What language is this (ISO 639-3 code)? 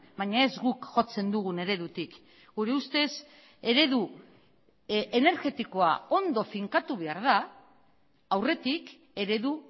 eus